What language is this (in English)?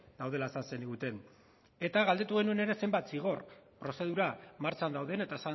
Basque